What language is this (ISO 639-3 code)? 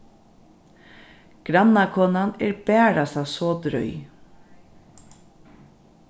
fao